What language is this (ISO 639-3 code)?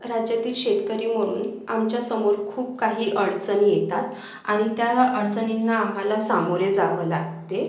mar